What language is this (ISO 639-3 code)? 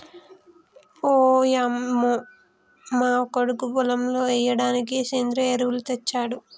tel